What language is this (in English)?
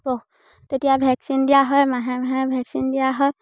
Assamese